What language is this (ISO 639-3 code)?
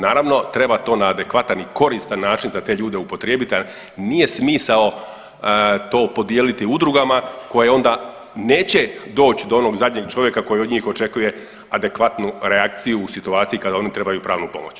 hrv